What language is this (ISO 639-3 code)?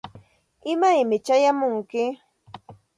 qxt